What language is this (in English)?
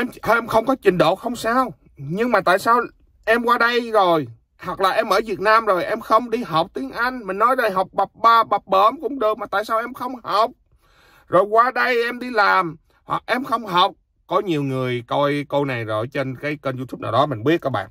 Vietnamese